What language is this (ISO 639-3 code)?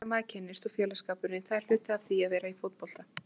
isl